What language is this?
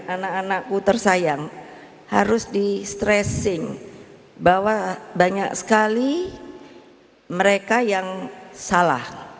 Indonesian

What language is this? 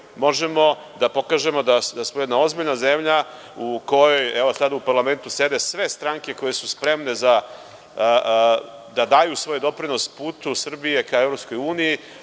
Serbian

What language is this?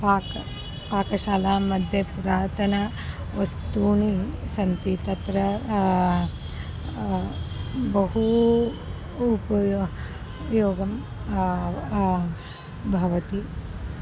Sanskrit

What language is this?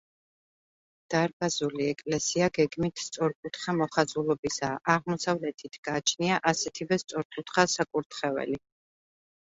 Georgian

